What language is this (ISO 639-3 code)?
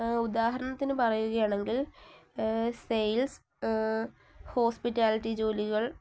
mal